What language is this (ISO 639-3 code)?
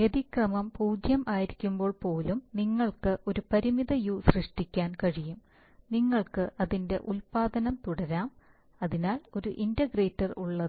mal